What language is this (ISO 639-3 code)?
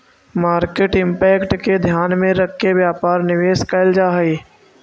mag